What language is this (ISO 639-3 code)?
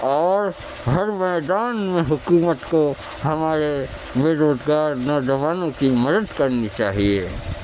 urd